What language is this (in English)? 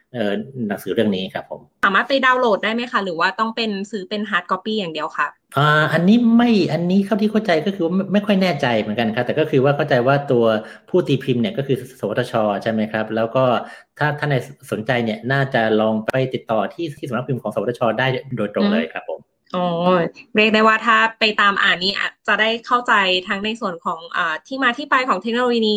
Thai